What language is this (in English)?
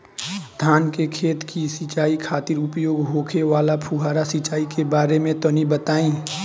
Bhojpuri